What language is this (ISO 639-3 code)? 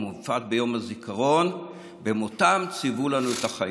heb